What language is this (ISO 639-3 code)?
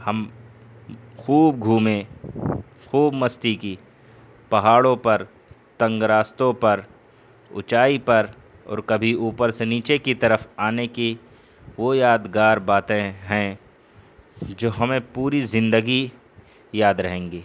urd